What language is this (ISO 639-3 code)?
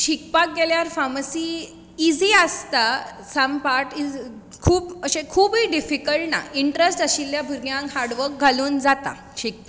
kok